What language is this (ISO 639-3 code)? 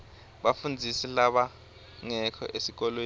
ssw